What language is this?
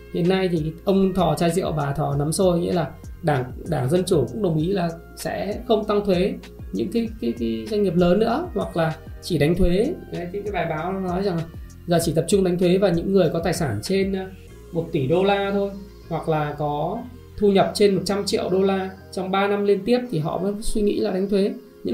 Vietnamese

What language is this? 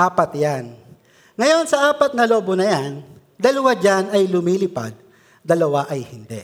Filipino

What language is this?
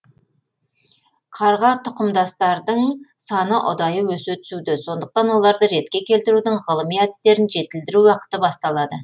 Kazakh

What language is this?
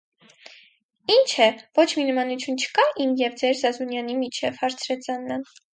Armenian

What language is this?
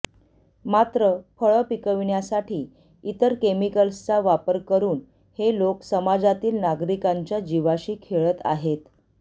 Marathi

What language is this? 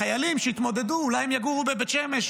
Hebrew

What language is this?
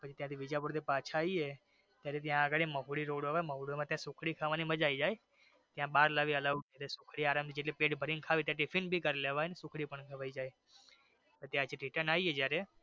Gujarati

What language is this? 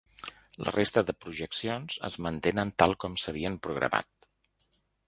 Catalan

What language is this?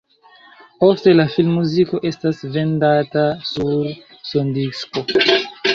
Esperanto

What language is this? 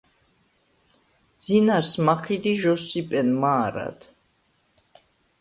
Svan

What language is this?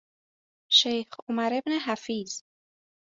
Persian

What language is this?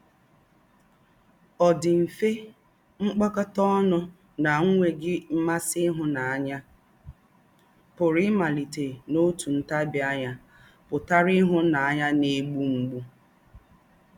Igbo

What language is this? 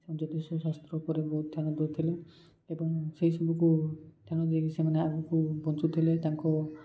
Odia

